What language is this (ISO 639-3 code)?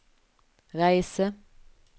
nor